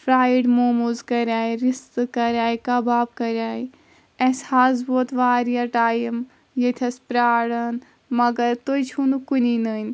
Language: Kashmiri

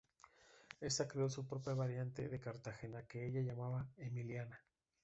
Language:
Spanish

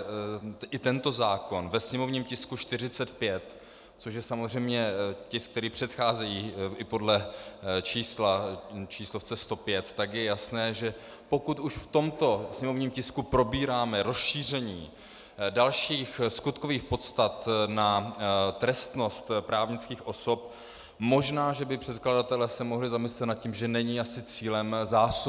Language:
Czech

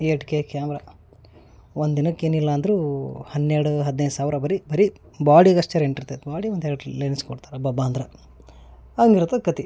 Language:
Kannada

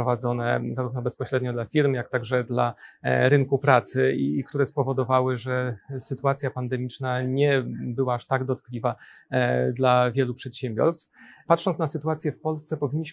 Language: Polish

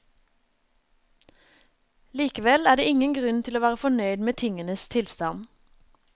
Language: Norwegian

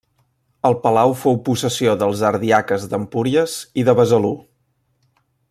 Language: Catalan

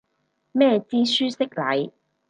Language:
Cantonese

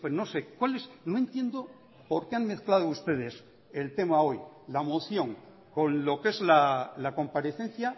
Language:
Spanish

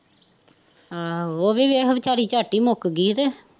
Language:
Punjabi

